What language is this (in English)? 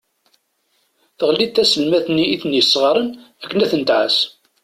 Kabyle